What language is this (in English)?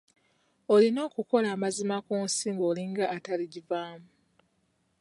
Ganda